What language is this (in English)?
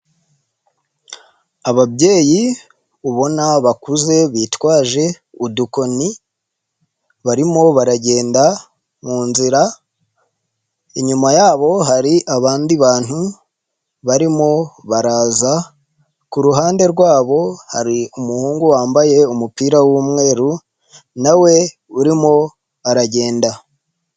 Kinyarwanda